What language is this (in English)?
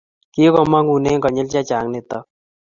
Kalenjin